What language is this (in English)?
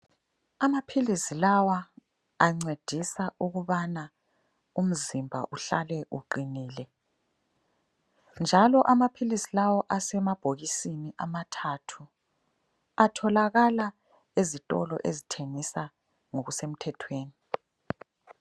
North Ndebele